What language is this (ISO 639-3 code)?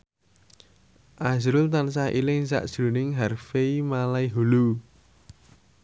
jav